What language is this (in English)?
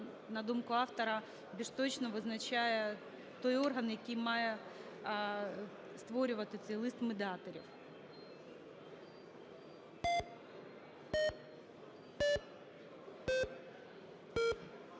Ukrainian